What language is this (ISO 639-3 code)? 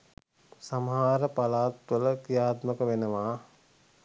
sin